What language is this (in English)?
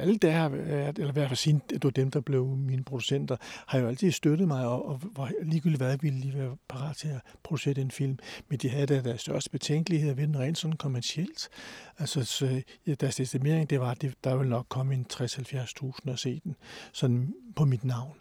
Danish